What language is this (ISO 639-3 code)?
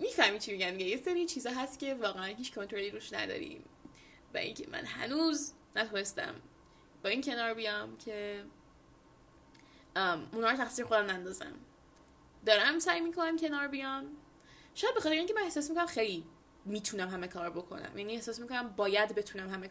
fas